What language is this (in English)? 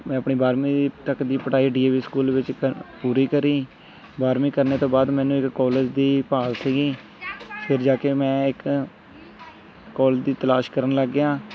Punjabi